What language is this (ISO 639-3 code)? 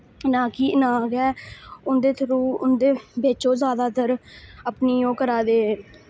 doi